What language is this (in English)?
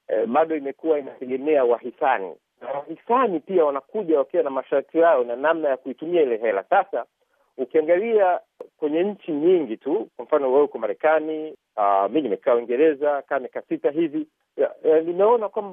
Swahili